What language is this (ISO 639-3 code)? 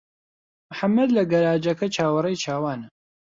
ckb